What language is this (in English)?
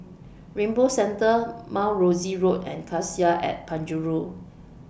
English